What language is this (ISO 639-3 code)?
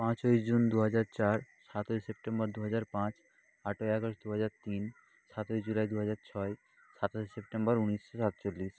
ben